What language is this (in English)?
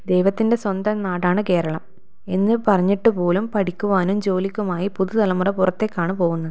Malayalam